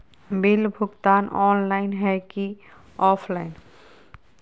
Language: Magahi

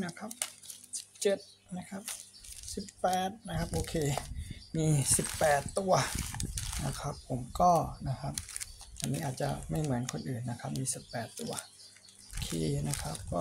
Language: Thai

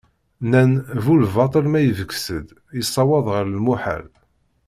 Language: Kabyle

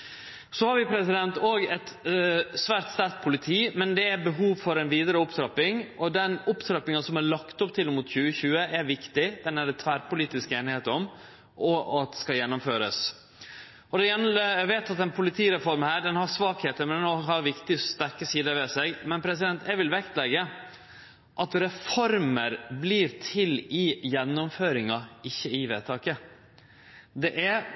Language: Norwegian Nynorsk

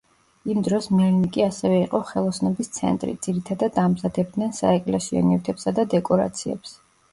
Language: Georgian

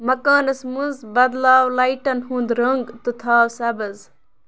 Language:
Kashmiri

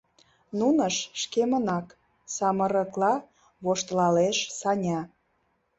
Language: Mari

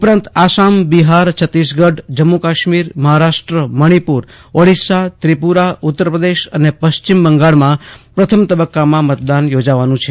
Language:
Gujarati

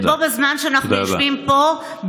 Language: Hebrew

